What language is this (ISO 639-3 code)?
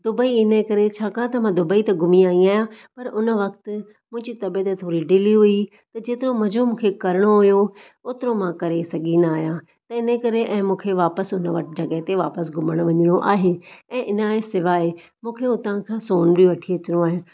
snd